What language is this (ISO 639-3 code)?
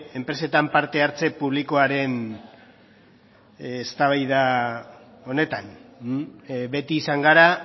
eus